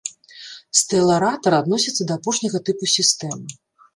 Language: Belarusian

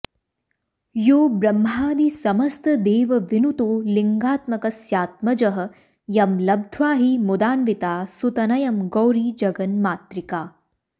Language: Sanskrit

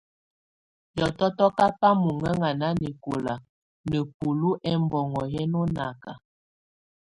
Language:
Tunen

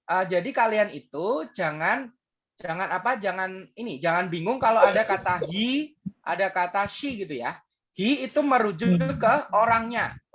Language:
Indonesian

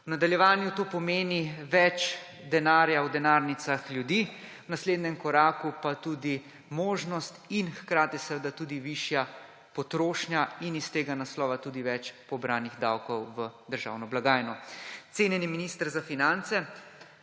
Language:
Slovenian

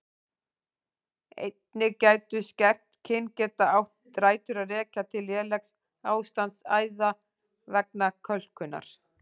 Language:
Icelandic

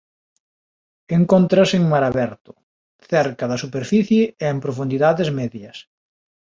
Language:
Galician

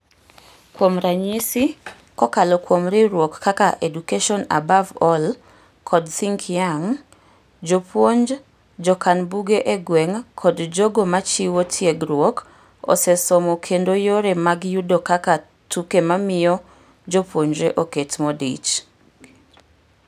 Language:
Luo (Kenya and Tanzania)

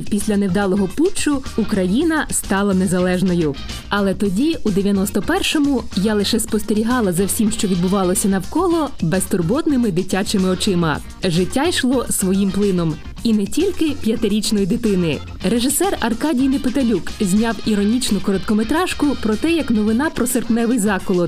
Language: Ukrainian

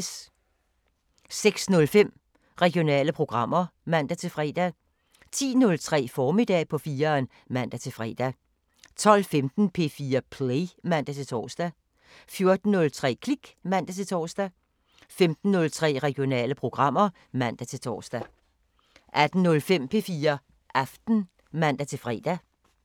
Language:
Danish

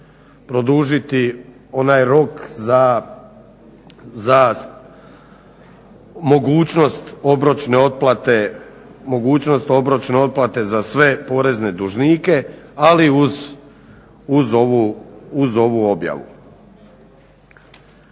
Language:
Croatian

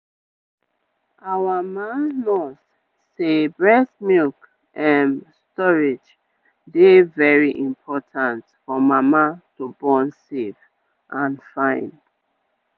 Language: Nigerian Pidgin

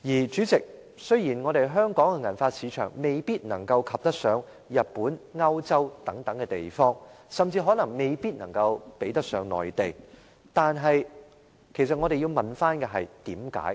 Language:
Cantonese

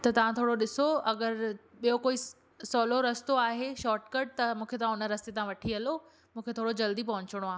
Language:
Sindhi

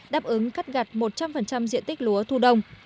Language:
Vietnamese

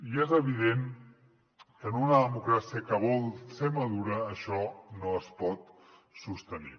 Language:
Catalan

